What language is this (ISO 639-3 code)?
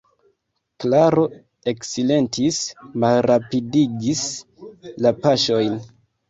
epo